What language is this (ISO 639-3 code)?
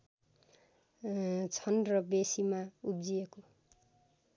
nep